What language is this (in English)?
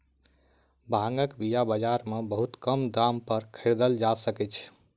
Maithili